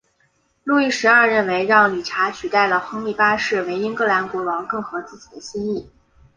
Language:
Chinese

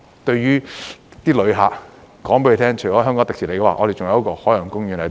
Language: Cantonese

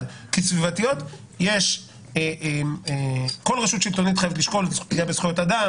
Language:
Hebrew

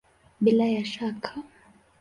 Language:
Swahili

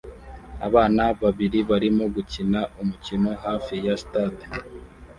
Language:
Kinyarwanda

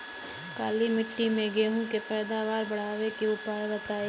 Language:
Bhojpuri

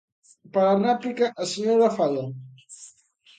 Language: Galician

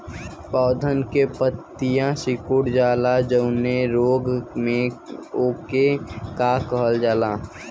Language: Bhojpuri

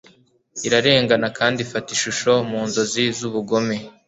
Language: Kinyarwanda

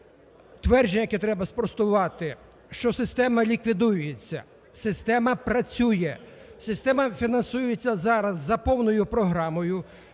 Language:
Ukrainian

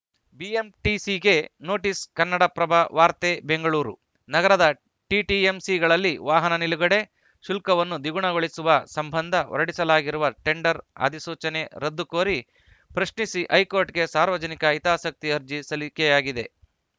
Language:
Kannada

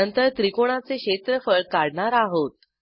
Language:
Marathi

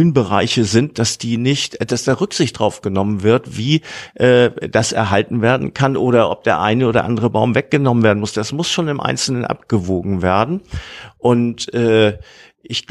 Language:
German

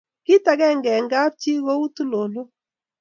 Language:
Kalenjin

